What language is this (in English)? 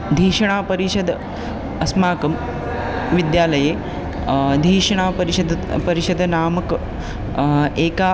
Sanskrit